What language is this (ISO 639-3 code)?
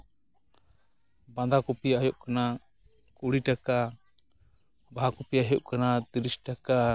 sat